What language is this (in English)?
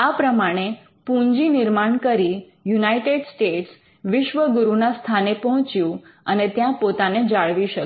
Gujarati